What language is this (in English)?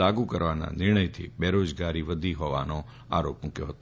Gujarati